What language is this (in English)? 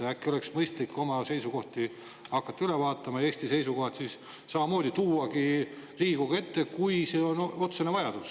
Estonian